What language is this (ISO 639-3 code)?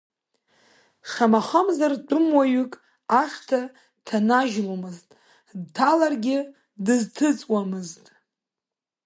abk